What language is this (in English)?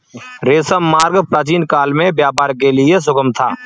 Hindi